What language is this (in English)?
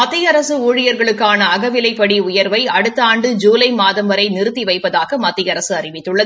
Tamil